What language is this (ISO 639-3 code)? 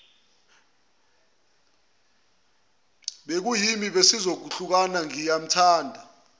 zul